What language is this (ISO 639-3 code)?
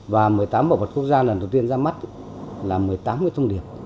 vie